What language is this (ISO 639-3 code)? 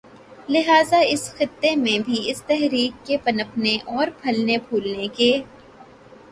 urd